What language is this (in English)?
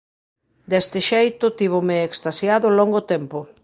Galician